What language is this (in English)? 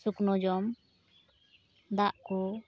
Santali